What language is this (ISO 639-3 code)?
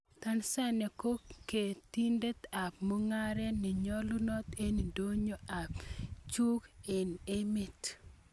kln